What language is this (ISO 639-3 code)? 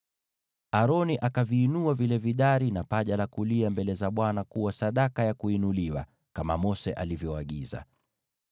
swa